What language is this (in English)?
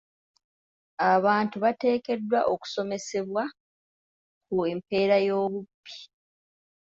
Ganda